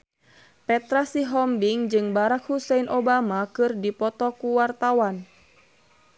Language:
Sundanese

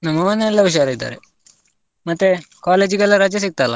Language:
Kannada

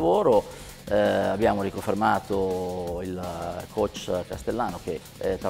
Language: Italian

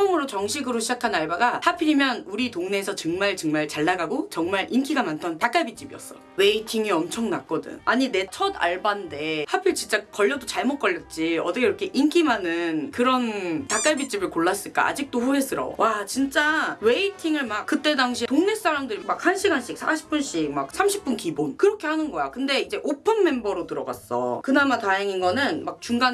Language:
Korean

